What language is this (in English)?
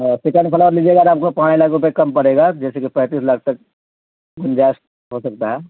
Urdu